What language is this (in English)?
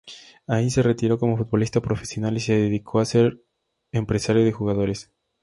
Spanish